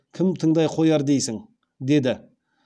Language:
Kazakh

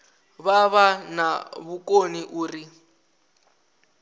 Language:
Venda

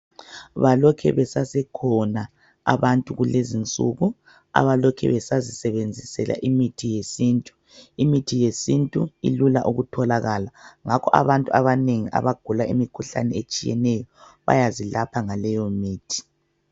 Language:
North Ndebele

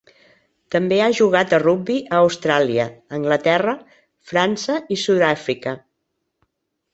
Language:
Catalan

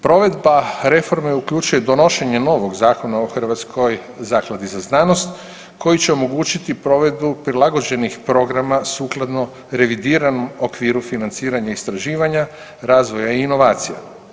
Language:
Croatian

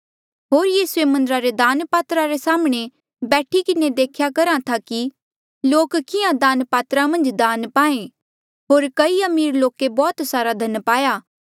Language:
Mandeali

